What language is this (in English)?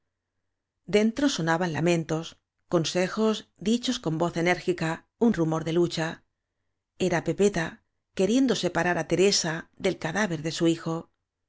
Spanish